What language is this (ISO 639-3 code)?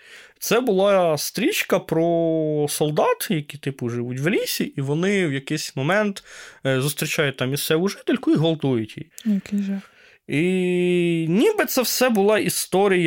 ukr